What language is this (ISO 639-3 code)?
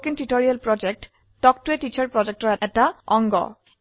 asm